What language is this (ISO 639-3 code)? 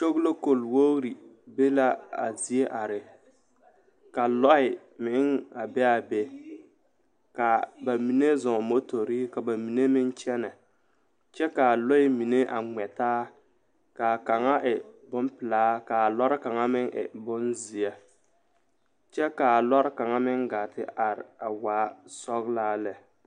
dga